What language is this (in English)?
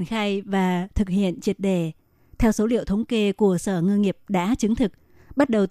Vietnamese